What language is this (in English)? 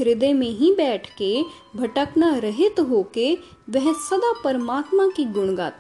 Hindi